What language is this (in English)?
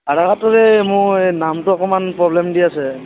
Assamese